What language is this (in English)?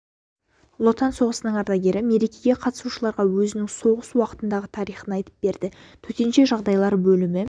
Kazakh